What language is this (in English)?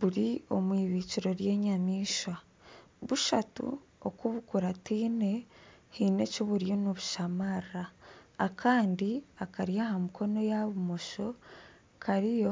Nyankole